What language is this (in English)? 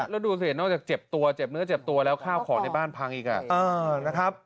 Thai